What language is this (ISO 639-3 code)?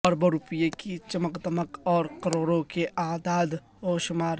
urd